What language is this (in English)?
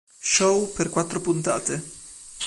Italian